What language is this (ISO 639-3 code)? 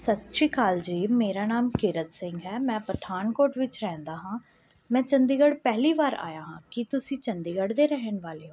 pan